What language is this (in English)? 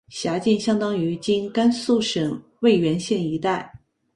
Chinese